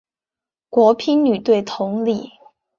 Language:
Chinese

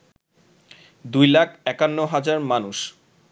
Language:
Bangla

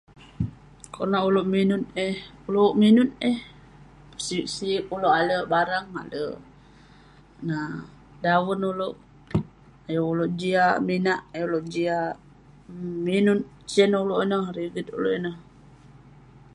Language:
Western Penan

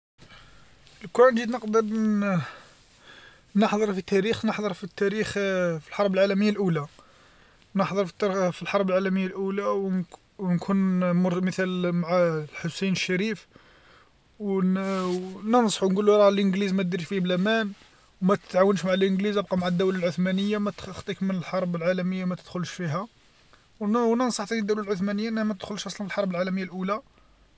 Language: Algerian Arabic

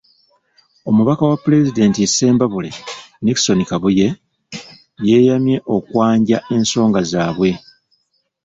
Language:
Ganda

